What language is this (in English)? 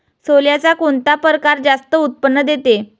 Marathi